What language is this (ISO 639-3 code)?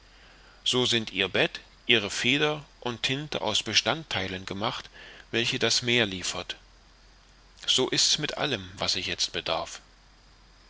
deu